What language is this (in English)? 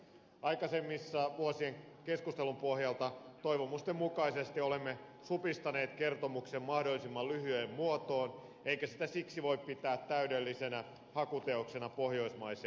Finnish